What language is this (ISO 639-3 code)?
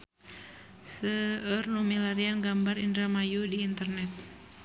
sun